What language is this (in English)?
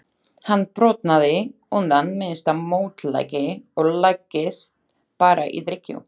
Icelandic